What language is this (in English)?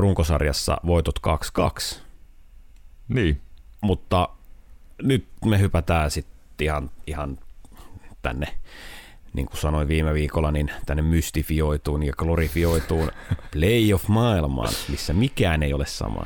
Finnish